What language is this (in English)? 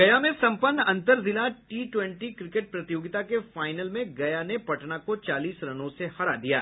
Hindi